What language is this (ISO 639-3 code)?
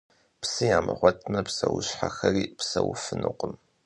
kbd